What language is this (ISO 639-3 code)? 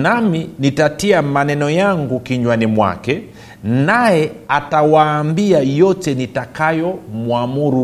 swa